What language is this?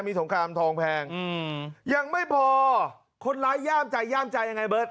Thai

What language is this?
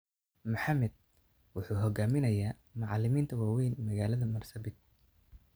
Somali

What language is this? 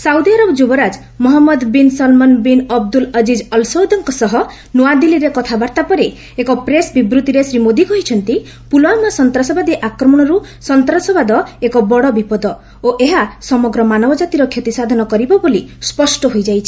Odia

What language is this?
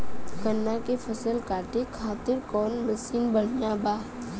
Bhojpuri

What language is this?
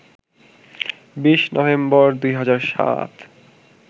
Bangla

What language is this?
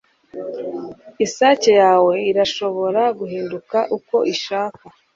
Kinyarwanda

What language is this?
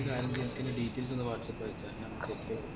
Malayalam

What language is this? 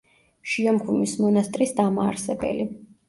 Georgian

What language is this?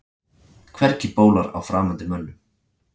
Icelandic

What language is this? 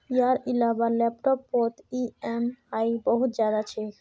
Magahi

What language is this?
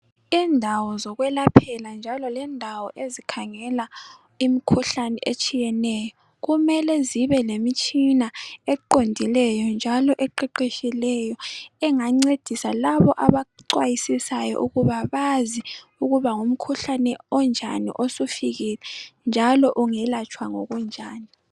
North Ndebele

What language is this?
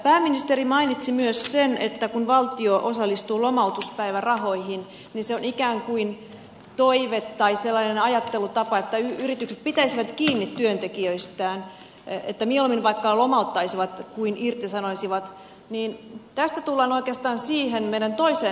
Finnish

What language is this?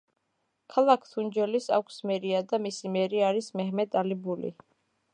Georgian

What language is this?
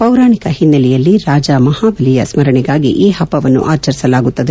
Kannada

